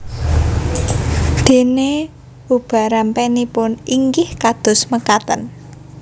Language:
Javanese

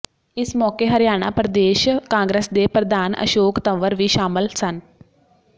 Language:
Punjabi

